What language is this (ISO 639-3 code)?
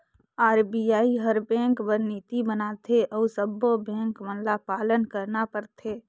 hne